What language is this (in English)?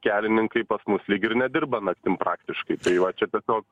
Lithuanian